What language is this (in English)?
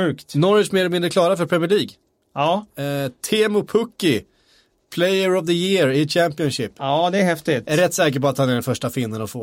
Swedish